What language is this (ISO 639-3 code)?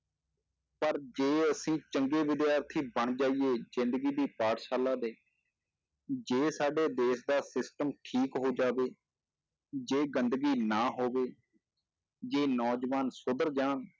pan